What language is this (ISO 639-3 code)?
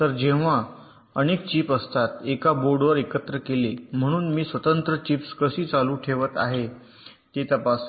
mar